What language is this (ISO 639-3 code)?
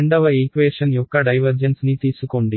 tel